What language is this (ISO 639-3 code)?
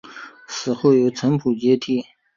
zho